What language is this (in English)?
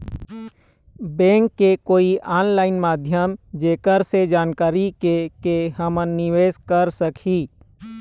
Chhattisgarhi